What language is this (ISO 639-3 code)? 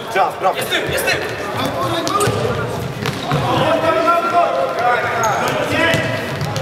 pol